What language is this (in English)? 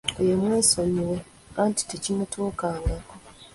Ganda